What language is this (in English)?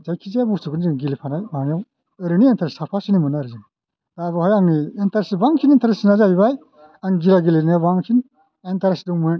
Bodo